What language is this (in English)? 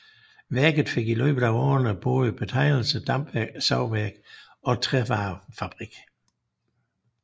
Danish